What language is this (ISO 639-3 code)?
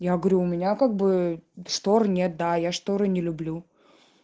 rus